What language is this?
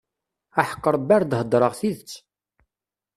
Kabyle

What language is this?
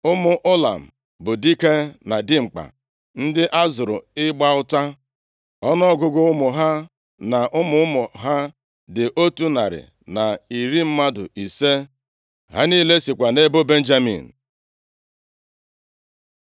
Igbo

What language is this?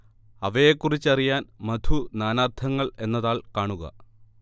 Malayalam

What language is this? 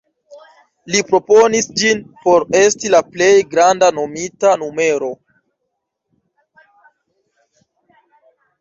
Esperanto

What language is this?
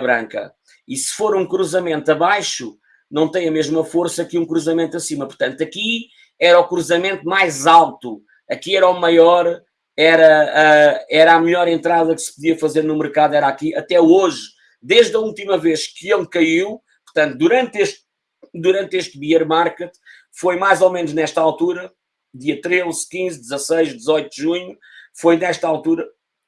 Portuguese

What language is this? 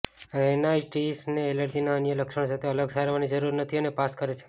Gujarati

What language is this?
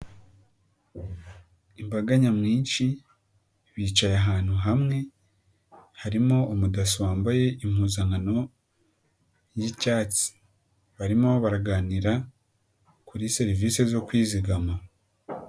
Kinyarwanda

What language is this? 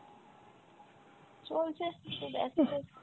Bangla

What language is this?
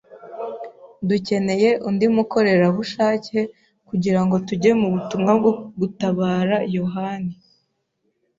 Kinyarwanda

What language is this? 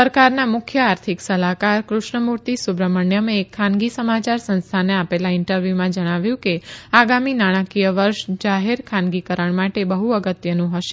Gujarati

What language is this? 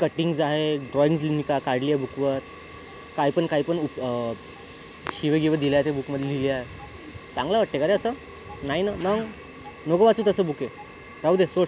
Marathi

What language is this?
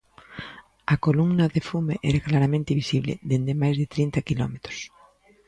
Galician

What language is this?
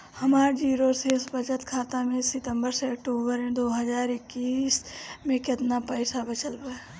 Bhojpuri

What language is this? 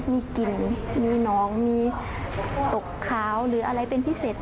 Thai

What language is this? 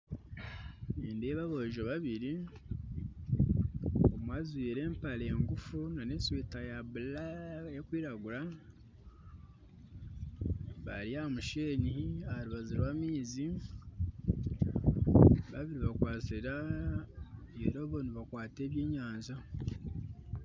Nyankole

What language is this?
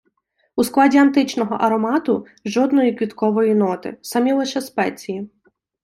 Ukrainian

